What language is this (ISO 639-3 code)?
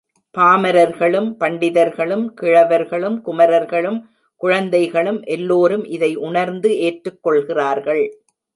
tam